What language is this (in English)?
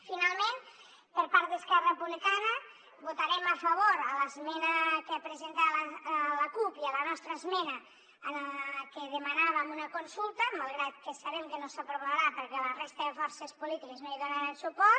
Catalan